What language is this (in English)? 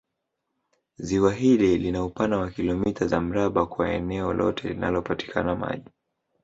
Swahili